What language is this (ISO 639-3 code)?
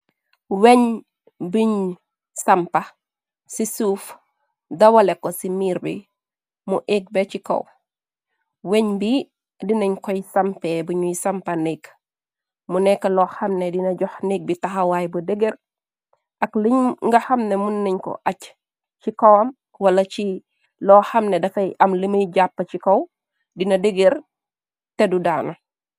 wol